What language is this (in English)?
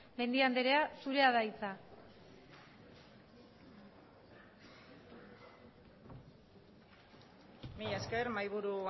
Basque